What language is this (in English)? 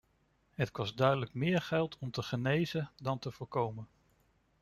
Dutch